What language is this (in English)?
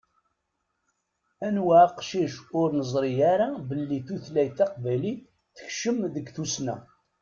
Kabyle